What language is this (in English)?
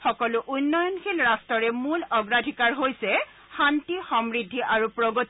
Assamese